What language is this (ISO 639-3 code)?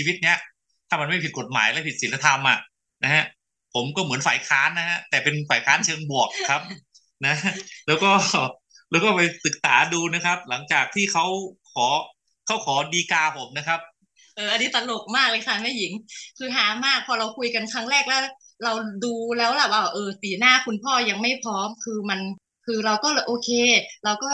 tha